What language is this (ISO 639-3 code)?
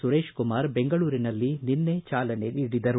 kan